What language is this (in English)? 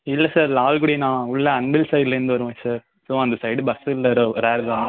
Tamil